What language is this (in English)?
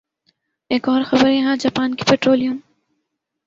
Urdu